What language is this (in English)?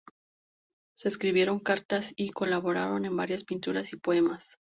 Spanish